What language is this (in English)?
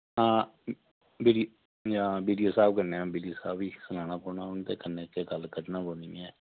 Dogri